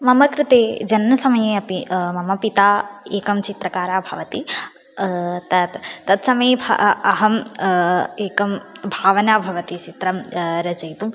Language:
Sanskrit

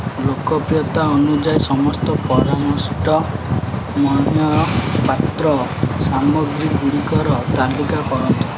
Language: Odia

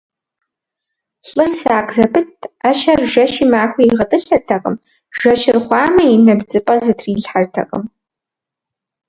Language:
Kabardian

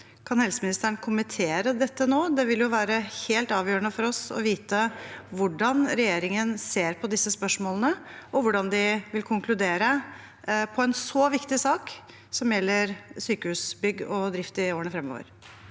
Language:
Norwegian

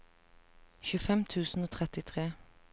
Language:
Norwegian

